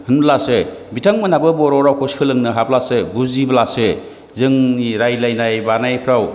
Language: Bodo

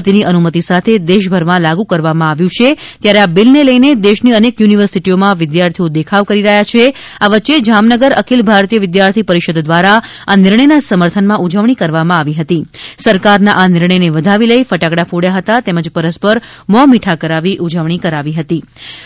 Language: Gujarati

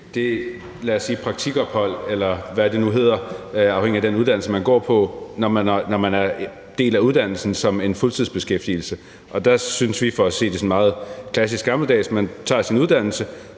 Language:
Danish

